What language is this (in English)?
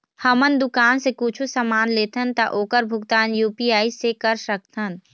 Chhattisgarhi